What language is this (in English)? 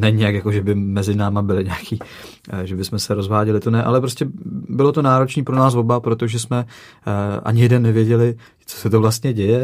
Czech